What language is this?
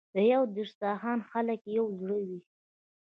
Pashto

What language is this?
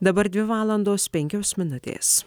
Lithuanian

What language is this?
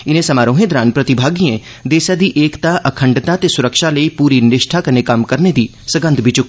Dogri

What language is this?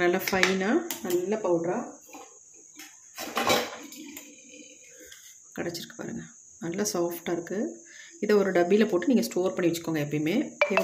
Tamil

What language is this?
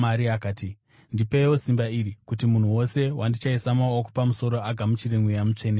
Shona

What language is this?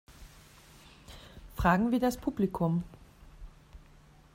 German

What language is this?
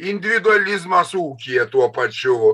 Lithuanian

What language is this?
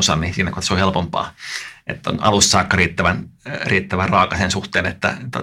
Finnish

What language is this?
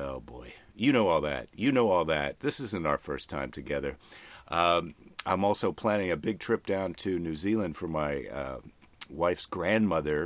English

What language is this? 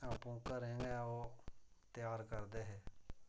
Dogri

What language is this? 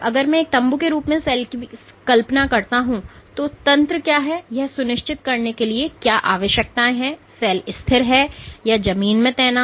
Hindi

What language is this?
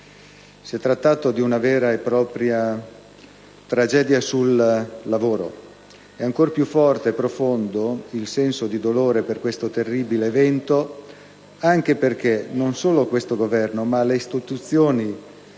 Italian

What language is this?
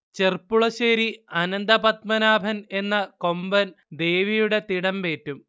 Malayalam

